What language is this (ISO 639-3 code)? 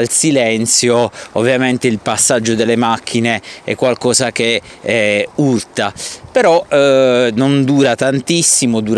ita